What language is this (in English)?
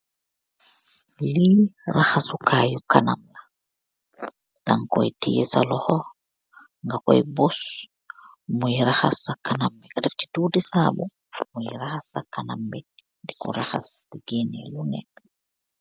Wolof